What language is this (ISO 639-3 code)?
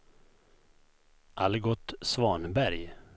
swe